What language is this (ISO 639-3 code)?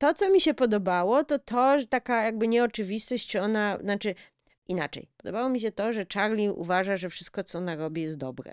pol